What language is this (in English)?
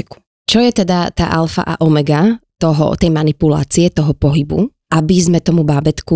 Slovak